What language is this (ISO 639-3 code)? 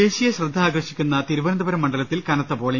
mal